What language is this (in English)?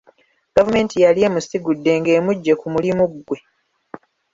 Ganda